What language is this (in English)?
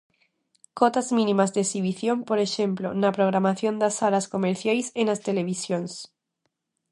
Galician